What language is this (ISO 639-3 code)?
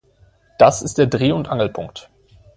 deu